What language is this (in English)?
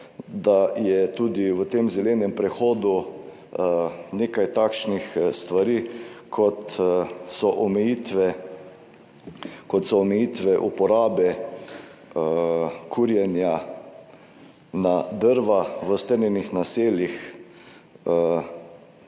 Slovenian